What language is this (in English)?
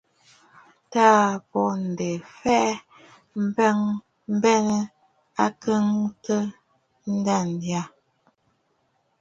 Bafut